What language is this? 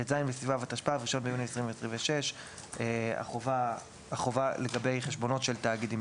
Hebrew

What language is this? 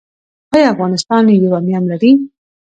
Pashto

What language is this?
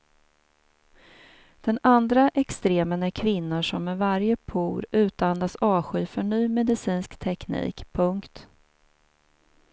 Swedish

